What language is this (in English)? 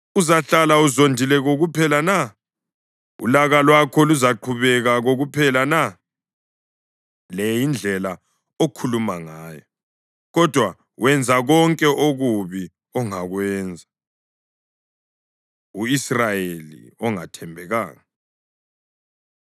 North Ndebele